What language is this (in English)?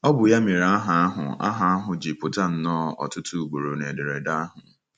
Igbo